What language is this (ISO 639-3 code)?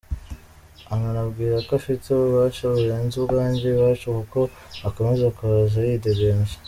kin